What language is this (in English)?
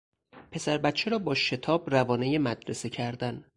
Persian